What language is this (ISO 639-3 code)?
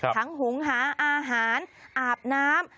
tha